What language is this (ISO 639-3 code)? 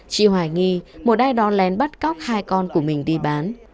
vie